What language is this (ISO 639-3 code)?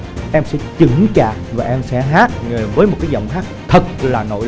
vie